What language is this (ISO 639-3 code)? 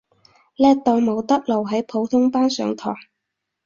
yue